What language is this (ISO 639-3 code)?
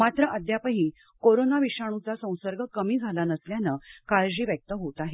mar